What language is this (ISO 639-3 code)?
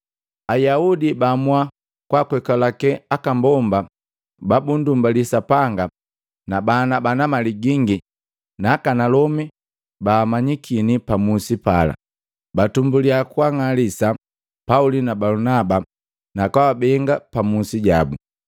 mgv